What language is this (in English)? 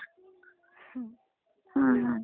Marathi